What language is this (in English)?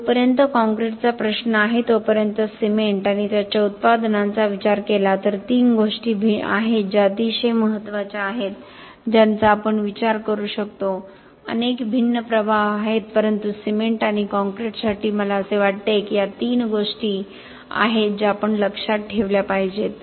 Marathi